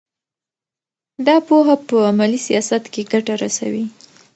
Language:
Pashto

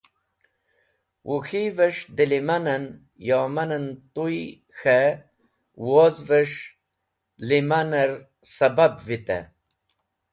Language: Wakhi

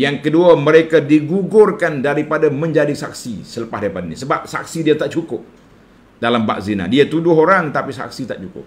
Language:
Malay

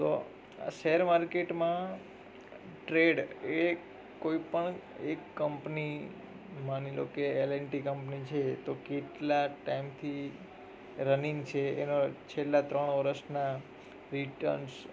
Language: Gujarati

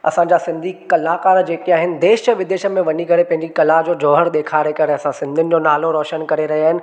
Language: Sindhi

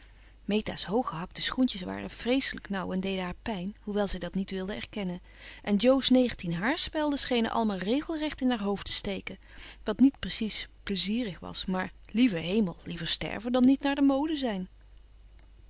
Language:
Dutch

